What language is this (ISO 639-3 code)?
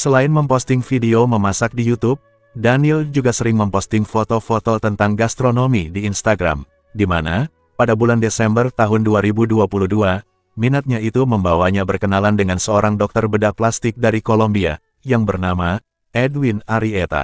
ind